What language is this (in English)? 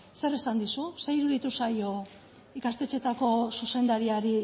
Basque